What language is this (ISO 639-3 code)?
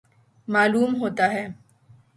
urd